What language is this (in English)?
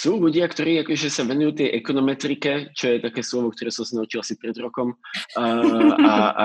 Slovak